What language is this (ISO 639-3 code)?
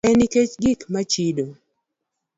luo